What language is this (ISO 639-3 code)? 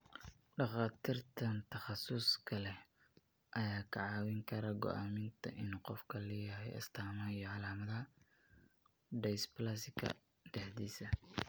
som